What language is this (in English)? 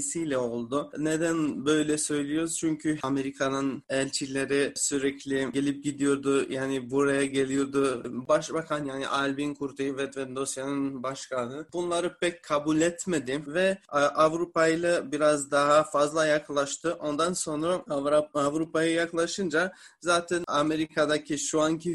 Turkish